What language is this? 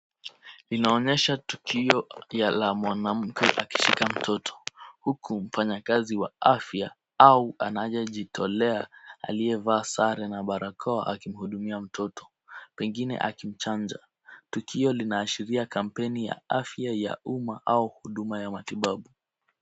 Swahili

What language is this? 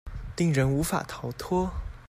Chinese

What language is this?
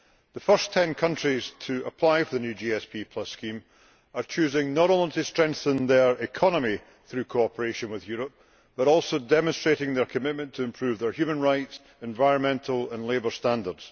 English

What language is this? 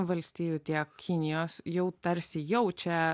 Lithuanian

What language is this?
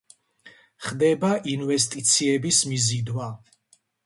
Georgian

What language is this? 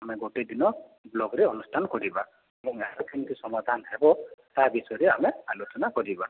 Odia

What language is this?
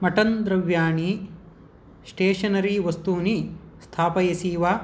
Sanskrit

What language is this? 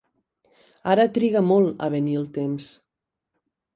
Catalan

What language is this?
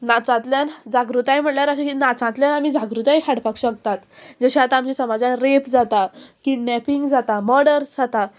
Konkani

